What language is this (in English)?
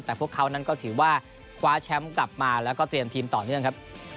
Thai